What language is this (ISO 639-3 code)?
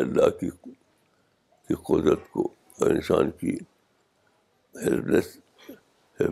urd